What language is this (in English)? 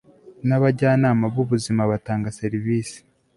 Kinyarwanda